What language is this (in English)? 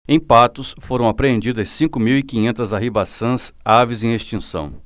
Portuguese